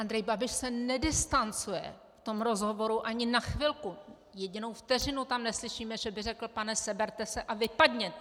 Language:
Czech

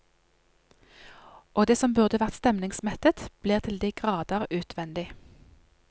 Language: Norwegian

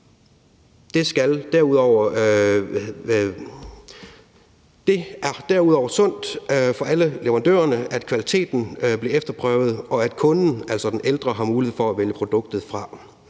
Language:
Danish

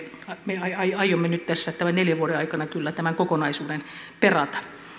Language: Finnish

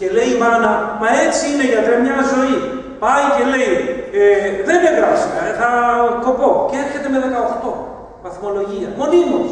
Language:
Greek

